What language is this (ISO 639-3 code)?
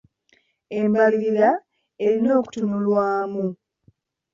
lug